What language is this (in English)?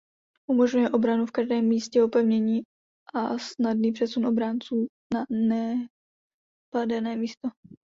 Czech